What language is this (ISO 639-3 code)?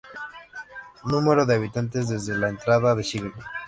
spa